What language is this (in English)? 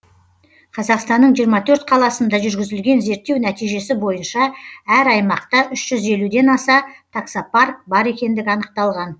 Kazakh